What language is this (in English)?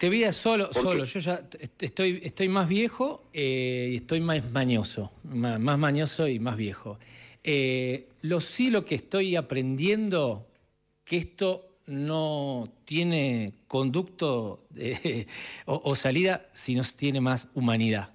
Spanish